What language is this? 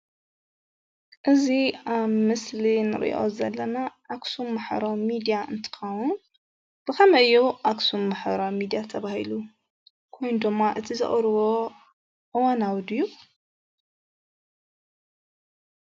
Tigrinya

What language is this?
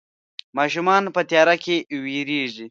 Pashto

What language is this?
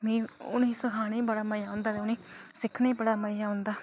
Dogri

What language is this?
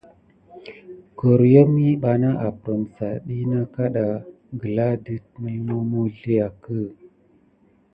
Gidar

